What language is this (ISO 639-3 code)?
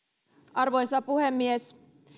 fin